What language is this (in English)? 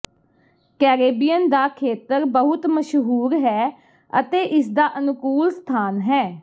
Punjabi